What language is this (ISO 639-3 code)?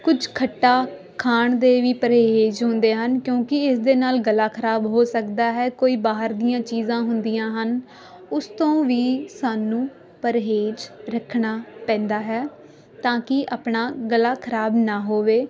pan